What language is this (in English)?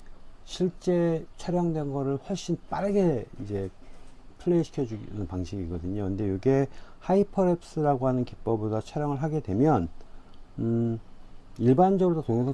Korean